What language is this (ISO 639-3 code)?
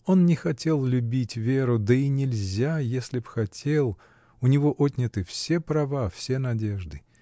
rus